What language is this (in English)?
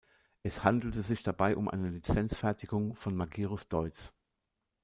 German